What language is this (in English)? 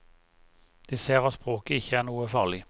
Norwegian